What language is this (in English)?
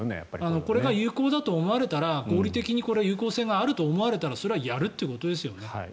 Japanese